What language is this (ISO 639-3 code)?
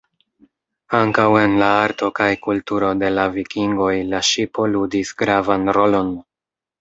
epo